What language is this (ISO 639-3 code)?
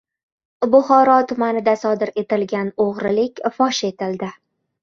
uzb